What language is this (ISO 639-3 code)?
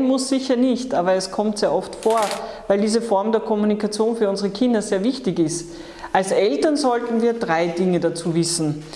deu